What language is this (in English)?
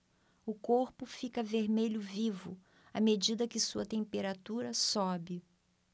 Portuguese